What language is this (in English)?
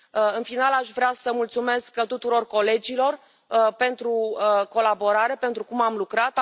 Romanian